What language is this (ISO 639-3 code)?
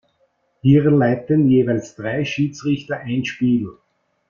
deu